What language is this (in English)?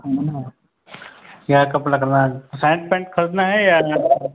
Hindi